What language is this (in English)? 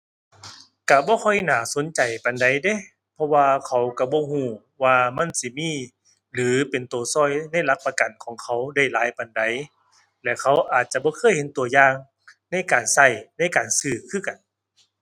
Thai